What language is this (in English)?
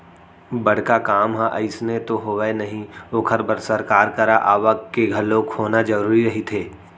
Chhattisgarhi